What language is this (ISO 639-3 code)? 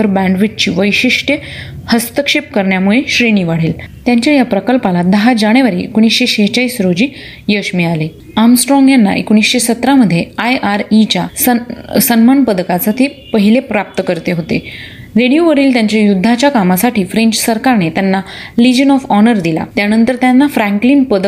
mar